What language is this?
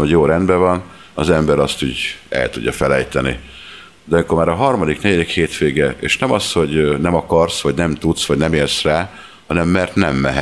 Hungarian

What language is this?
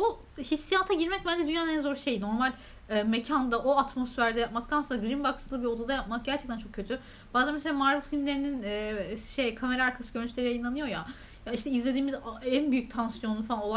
Turkish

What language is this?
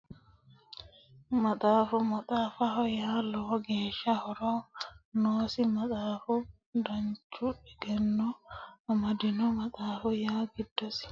Sidamo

